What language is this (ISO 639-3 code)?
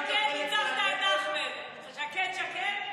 heb